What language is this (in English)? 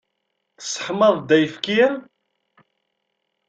Kabyle